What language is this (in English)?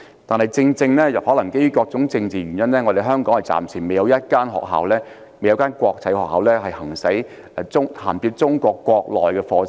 Cantonese